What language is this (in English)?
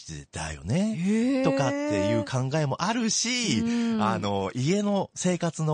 Japanese